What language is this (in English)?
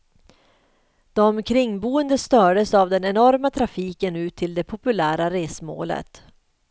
Swedish